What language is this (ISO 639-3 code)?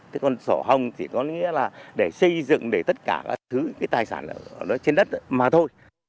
vie